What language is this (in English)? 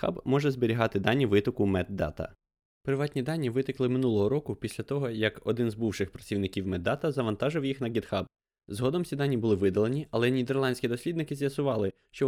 Ukrainian